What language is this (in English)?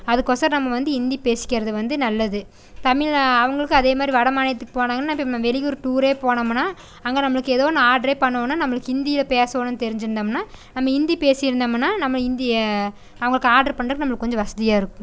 Tamil